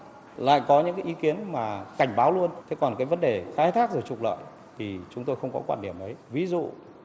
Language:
Vietnamese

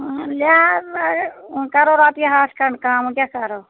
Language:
Kashmiri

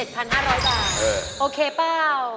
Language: Thai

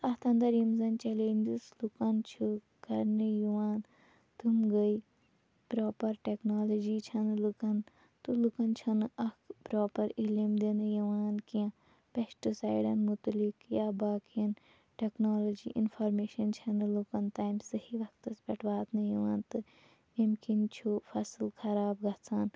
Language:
Kashmiri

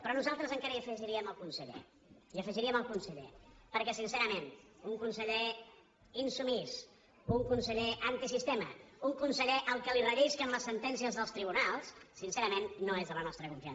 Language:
Catalan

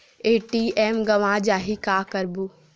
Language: Chhattisgarhi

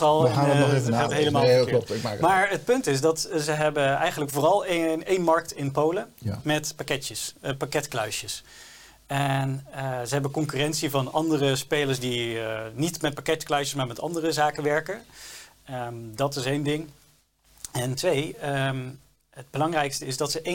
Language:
Dutch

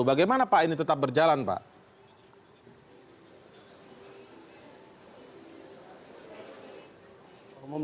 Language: Indonesian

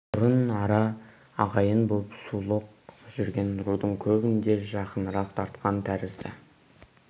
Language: Kazakh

